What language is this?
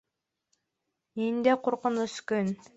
Bashkir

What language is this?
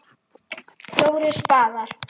Icelandic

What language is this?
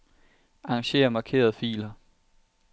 Danish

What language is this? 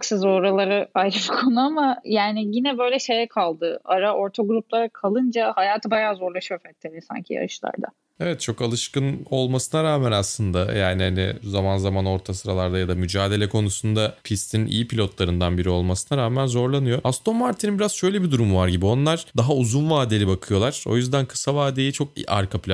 Turkish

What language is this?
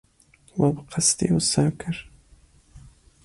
Kurdish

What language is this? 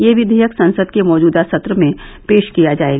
Hindi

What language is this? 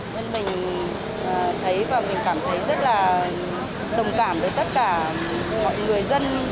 Vietnamese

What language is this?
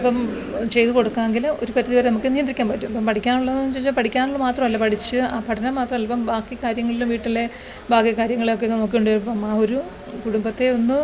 Malayalam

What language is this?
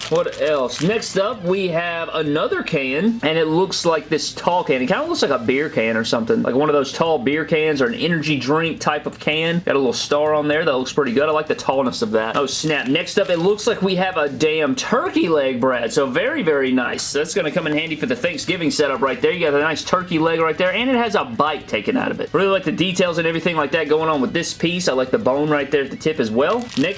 English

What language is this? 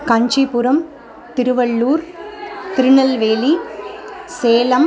Sanskrit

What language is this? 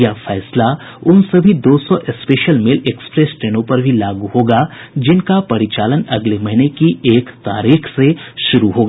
Hindi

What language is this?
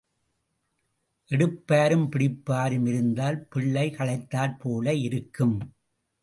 Tamil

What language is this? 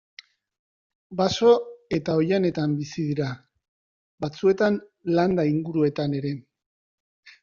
Basque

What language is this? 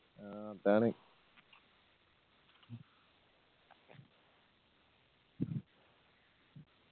Malayalam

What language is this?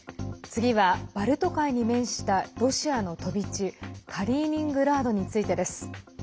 Japanese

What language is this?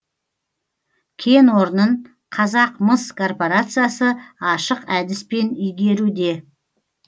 Kazakh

